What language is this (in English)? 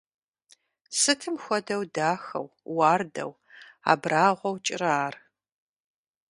Kabardian